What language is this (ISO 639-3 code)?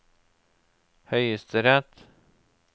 nor